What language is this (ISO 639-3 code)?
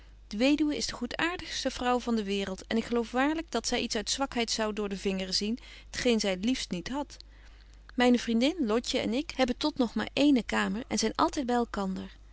nld